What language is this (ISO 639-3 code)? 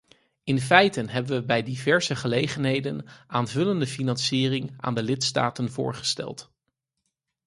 nld